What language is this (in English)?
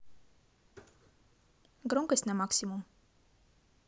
Russian